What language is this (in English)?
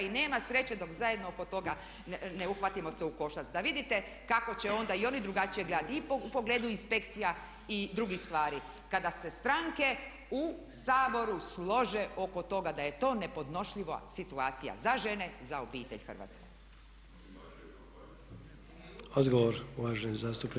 Croatian